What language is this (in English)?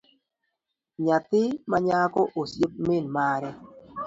Luo (Kenya and Tanzania)